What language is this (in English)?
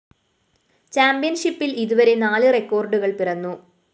Malayalam